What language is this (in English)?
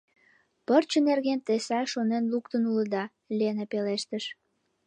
Mari